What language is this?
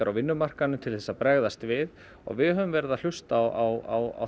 Icelandic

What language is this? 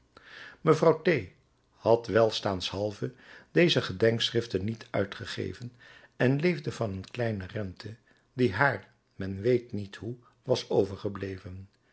Dutch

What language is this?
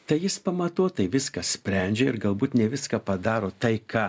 Lithuanian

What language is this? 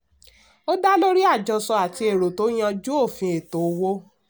Yoruba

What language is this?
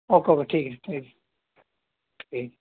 Urdu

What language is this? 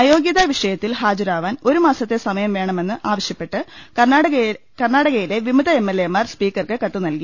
Malayalam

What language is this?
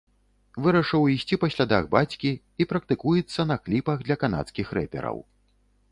Belarusian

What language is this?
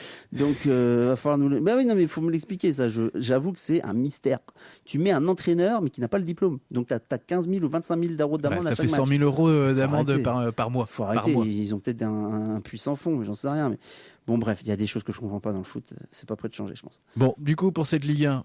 French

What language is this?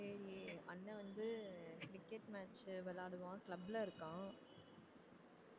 Tamil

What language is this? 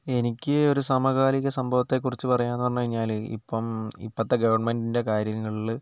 Malayalam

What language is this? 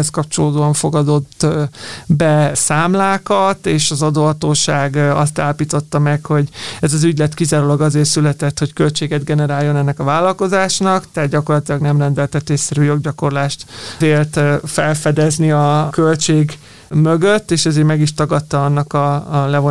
Hungarian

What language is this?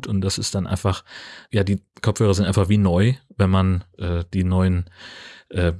German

